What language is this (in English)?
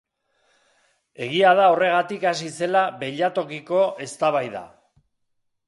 Basque